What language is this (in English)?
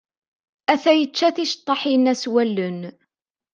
Kabyle